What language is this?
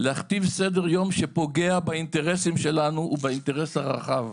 Hebrew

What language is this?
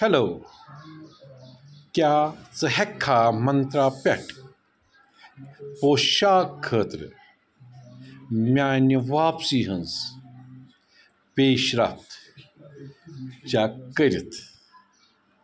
Kashmiri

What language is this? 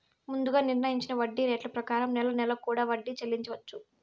Telugu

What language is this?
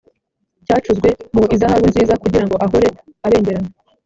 Kinyarwanda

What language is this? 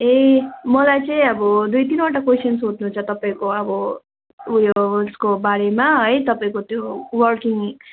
Nepali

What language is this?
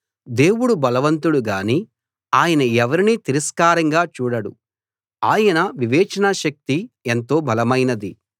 Telugu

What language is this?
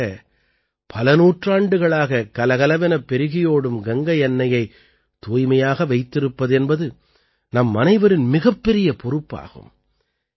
Tamil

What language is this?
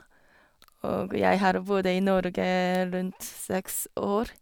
Norwegian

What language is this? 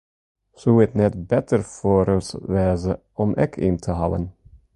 Western Frisian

